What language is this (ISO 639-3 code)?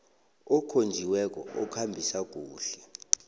nbl